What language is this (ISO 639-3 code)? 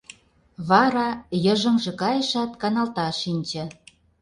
chm